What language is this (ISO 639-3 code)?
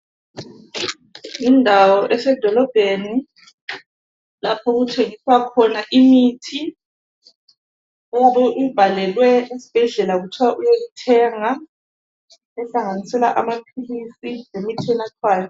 nde